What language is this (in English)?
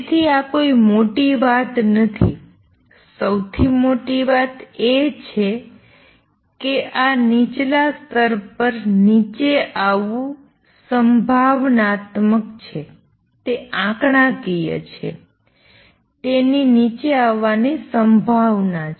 Gujarati